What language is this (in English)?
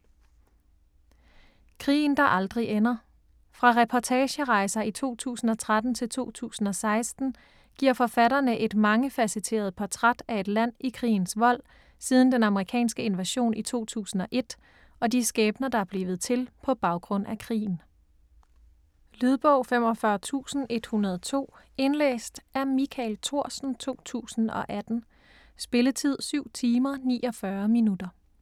Danish